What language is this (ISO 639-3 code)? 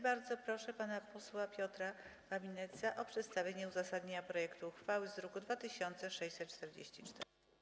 pol